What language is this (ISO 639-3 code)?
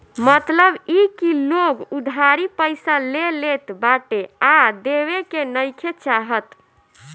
bho